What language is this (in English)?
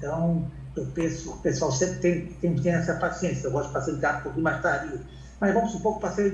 Portuguese